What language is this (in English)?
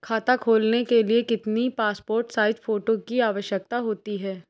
Hindi